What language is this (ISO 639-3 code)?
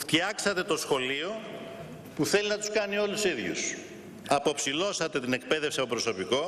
ell